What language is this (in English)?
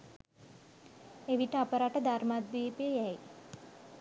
Sinhala